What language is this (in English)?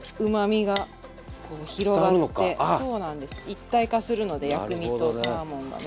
Japanese